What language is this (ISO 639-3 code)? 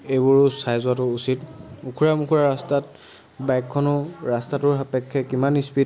asm